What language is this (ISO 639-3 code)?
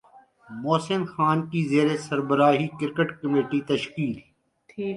urd